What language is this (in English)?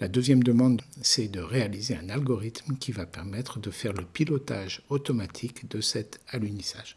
French